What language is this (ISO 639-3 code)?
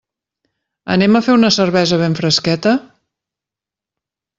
cat